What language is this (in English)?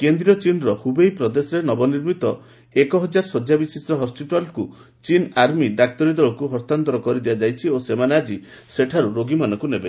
Odia